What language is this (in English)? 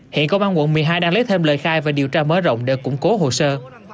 Vietnamese